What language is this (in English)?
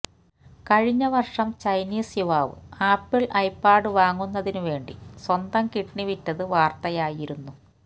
Malayalam